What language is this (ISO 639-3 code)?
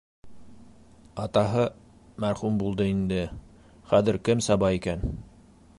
bak